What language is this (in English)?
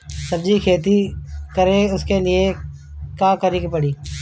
Bhojpuri